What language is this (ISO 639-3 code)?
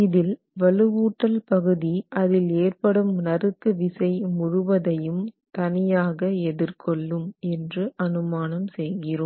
tam